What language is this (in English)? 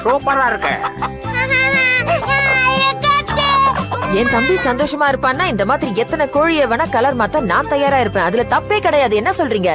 Indonesian